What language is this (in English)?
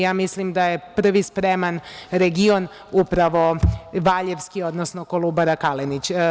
Serbian